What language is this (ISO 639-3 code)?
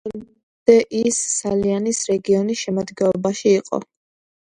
kat